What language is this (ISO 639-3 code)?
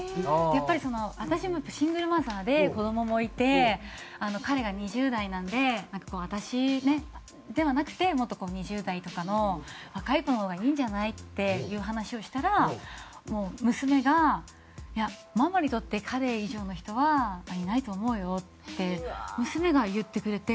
jpn